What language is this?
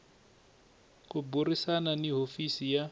Tsonga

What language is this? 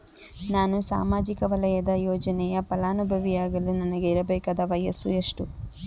Kannada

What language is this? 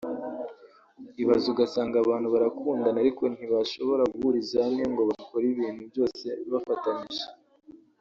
Kinyarwanda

